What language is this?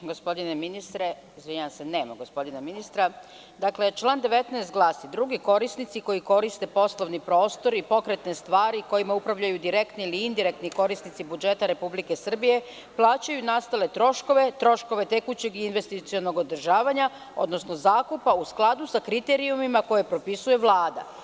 Serbian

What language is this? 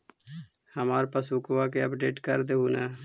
Magahi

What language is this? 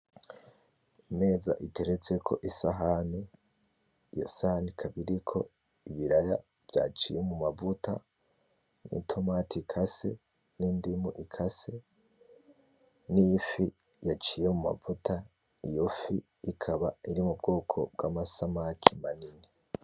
Rundi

